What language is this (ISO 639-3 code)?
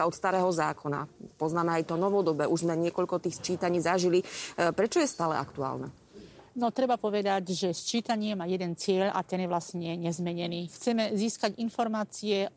slk